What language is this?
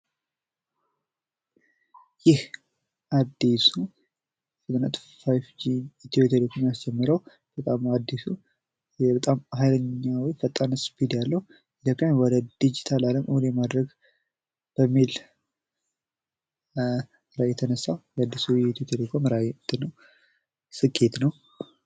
Amharic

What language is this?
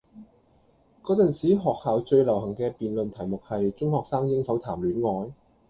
Cantonese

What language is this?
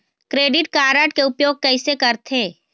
Chhattisgarhi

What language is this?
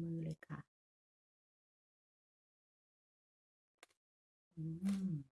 Thai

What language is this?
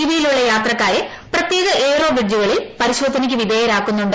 Malayalam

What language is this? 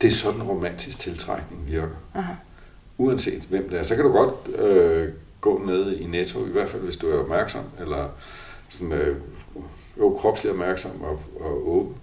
Danish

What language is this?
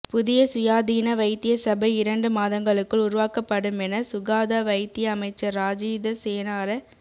Tamil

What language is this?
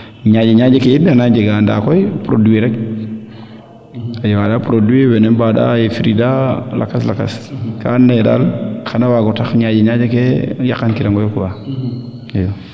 Serer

